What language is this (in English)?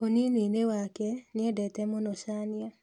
Kikuyu